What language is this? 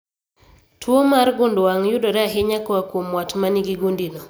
Luo (Kenya and Tanzania)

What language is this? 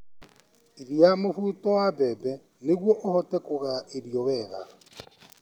Kikuyu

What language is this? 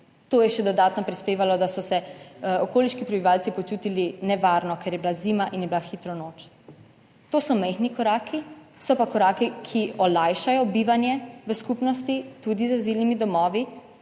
Slovenian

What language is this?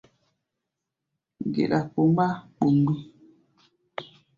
Gbaya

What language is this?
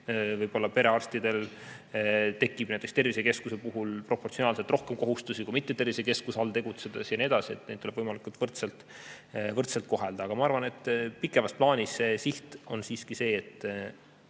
Estonian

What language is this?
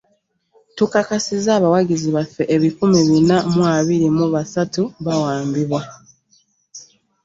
Ganda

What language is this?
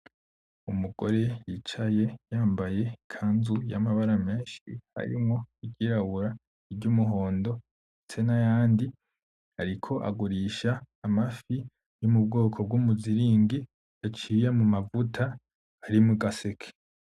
Rundi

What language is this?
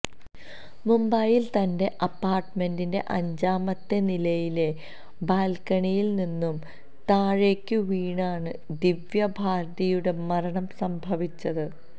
Malayalam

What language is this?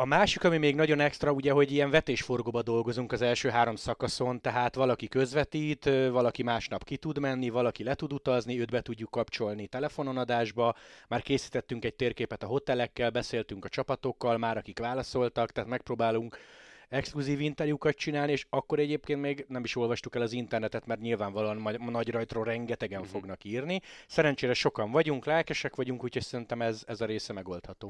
Hungarian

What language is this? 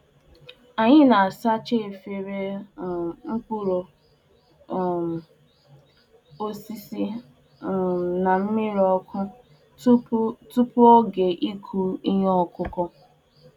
Igbo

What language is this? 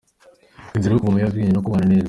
Kinyarwanda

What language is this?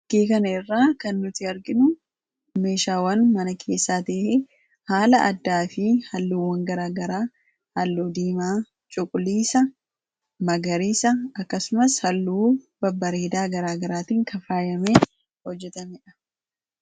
Oromo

